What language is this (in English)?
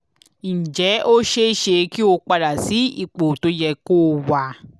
Yoruba